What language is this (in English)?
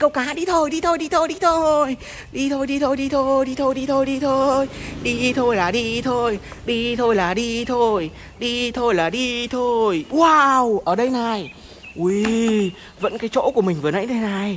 Vietnamese